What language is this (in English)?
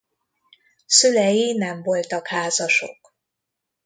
Hungarian